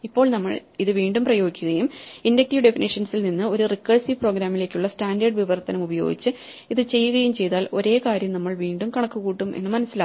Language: Malayalam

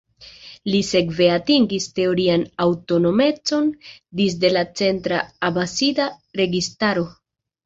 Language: Esperanto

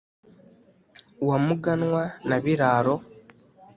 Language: Kinyarwanda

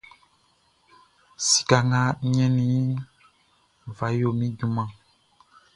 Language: Baoulé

